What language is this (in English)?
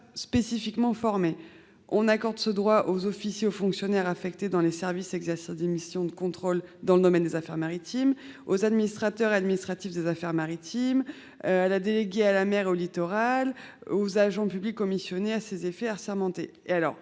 French